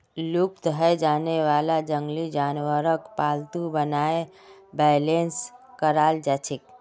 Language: Magahi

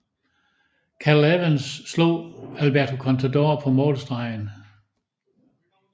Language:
Danish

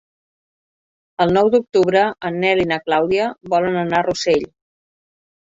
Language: Catalan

